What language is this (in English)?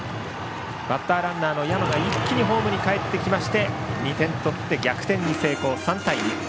Japanese